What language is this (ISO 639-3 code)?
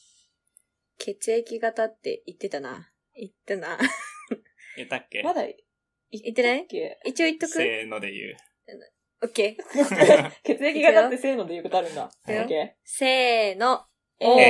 jpn